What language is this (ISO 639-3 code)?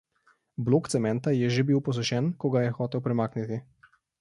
slv